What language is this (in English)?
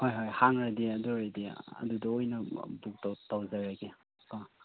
Manipuri